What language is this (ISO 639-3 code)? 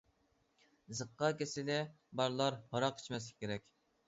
uig